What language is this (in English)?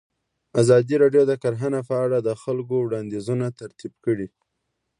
Pashto